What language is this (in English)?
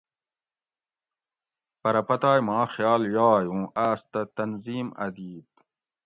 Gawri